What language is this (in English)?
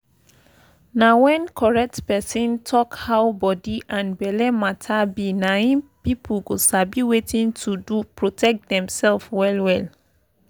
Nigerian Pidgin